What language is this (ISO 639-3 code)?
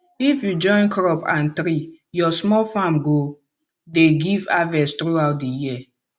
pcm